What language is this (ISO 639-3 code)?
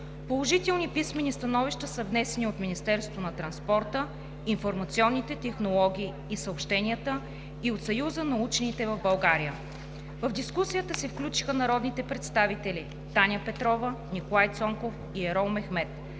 bul